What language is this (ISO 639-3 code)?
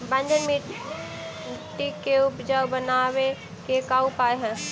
mag